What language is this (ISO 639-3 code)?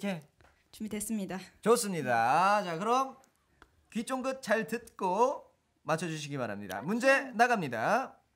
kor